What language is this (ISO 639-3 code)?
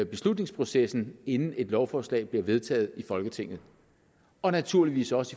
dan